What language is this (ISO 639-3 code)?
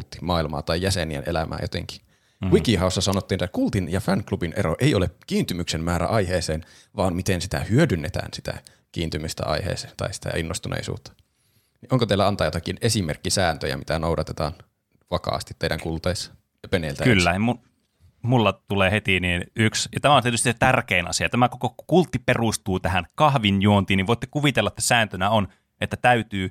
fin